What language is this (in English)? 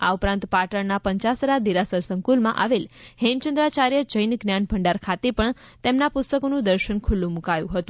Gujarati